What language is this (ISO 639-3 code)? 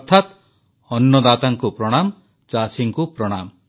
ori